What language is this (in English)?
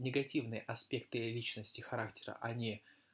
Russian